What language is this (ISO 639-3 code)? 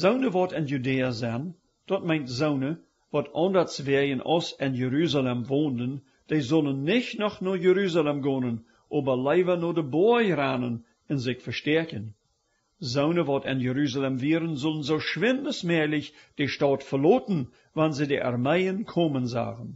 deu